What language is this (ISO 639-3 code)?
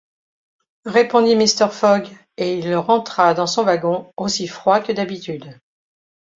fra